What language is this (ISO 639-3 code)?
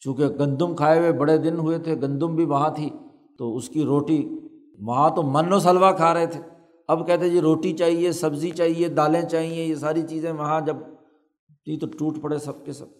urd